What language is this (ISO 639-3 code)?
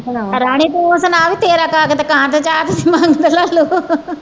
pan